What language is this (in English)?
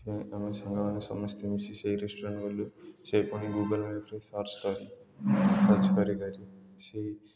Odia